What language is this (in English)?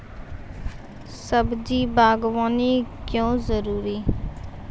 Maithili